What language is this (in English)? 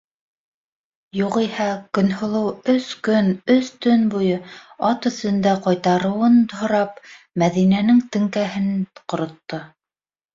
Bashkir